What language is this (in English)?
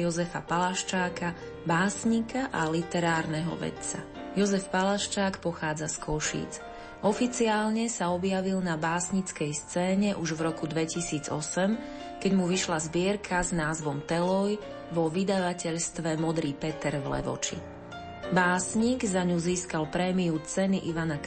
Slovak